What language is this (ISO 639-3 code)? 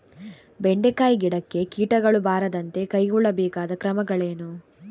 kan